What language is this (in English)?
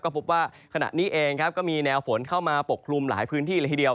Thai